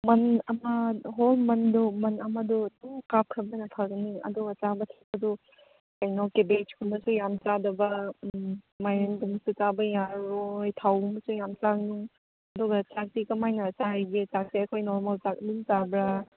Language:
Manipuri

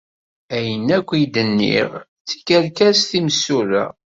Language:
Kabyle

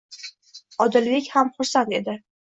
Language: Uzbek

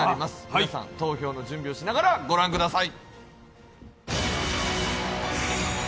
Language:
Japanese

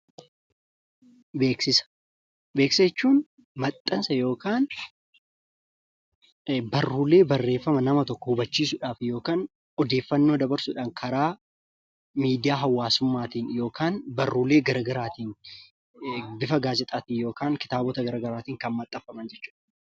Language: Oromo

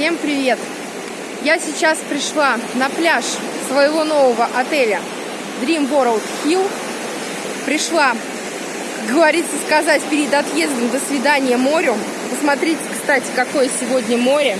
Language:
Russian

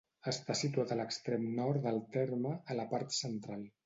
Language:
Catalan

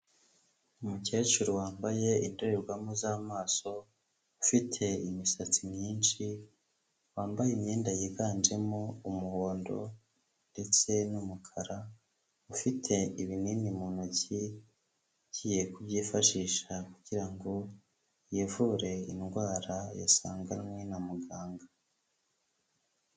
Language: Kinyarwanda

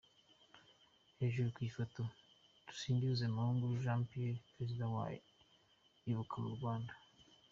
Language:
Kinyarwanda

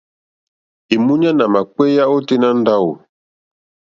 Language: Mokpwe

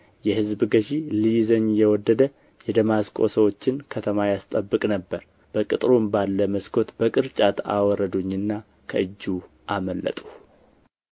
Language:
Amharic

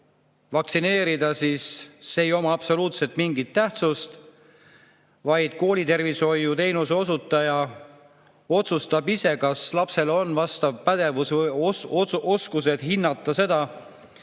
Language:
Estonian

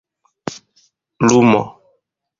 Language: Esperanto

